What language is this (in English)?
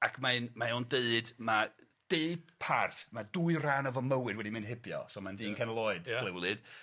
Welsh